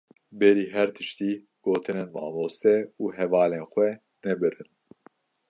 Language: Kurdish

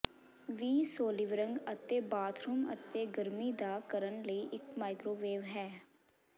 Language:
Punjabi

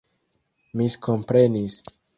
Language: Esperanto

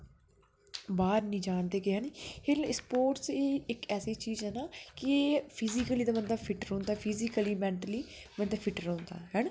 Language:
Dogri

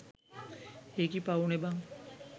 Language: Sinhala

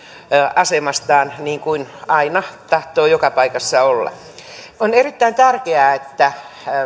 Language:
Finnish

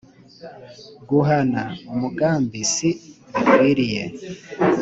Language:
Kinyarwanda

